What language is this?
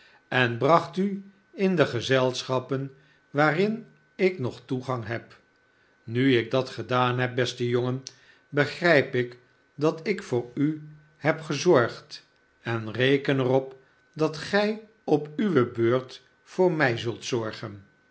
Dutch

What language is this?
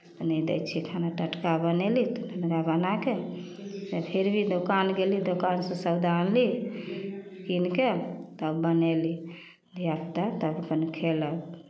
Maithili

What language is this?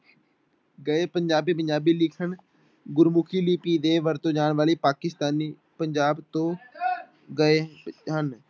Punjabi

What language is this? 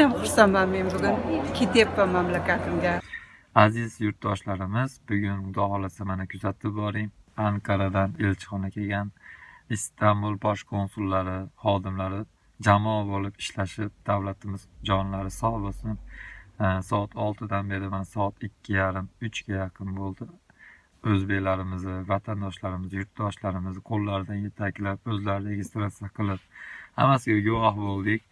Turkish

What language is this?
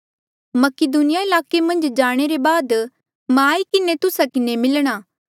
Mandeali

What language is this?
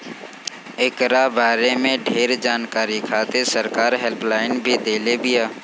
Bhojpuri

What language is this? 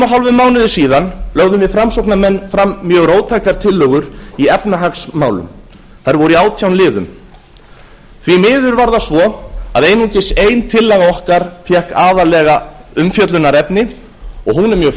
Icelandic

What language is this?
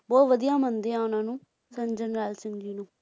Punjabi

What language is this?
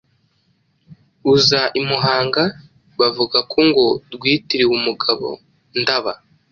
Kinyarwanda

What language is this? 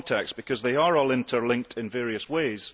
English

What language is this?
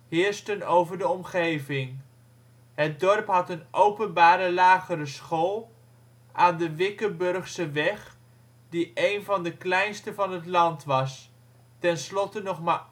Dutch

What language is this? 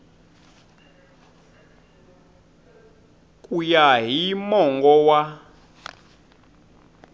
Tsonga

